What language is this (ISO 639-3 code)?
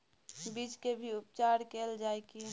mai